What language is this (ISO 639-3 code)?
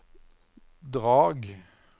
nor